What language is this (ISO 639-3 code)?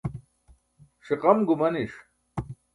bsk